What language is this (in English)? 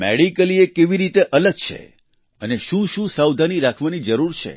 Gujarati